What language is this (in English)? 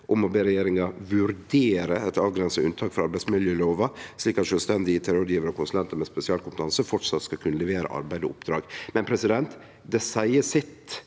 Norwegian